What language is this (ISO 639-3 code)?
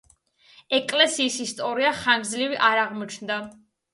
kat